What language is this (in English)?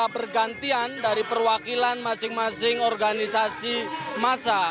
Indonesian